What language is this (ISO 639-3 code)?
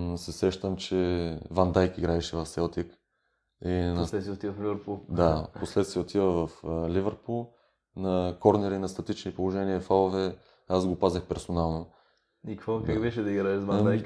bul